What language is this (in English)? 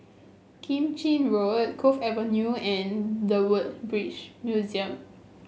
English